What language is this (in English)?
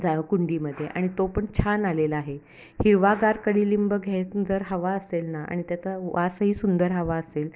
Marathi